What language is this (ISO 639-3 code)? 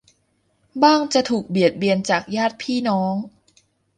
tha